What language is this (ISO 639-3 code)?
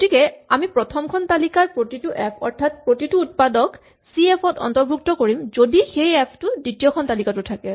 asm